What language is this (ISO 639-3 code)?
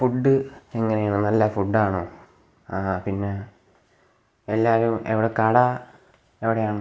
mal